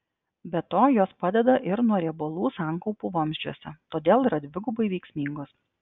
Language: Lithuanian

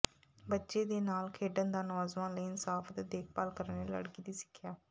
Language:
Punjabi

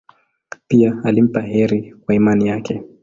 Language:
Swahili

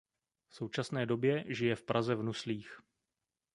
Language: Czech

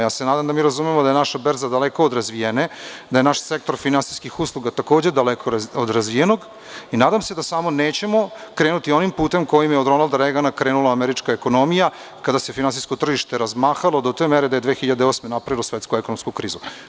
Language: Serbian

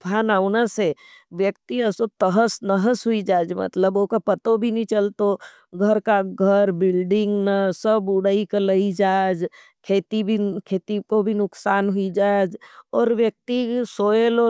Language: Nimadi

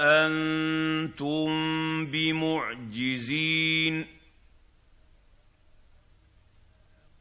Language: Arabic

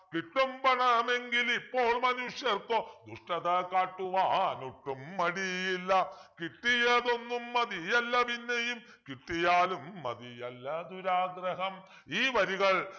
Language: Malayalam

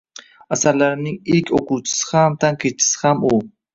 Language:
Uzbek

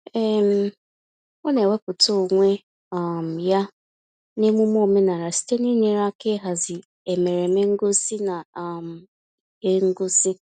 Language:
Igbo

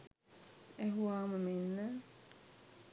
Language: Sinhala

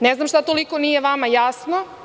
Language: Serbian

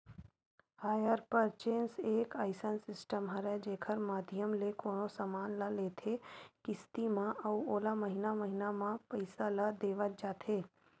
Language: Chhattisgarhi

